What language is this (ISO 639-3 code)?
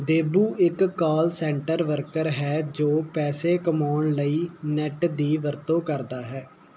pan